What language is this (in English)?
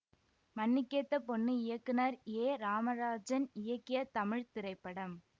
Tamil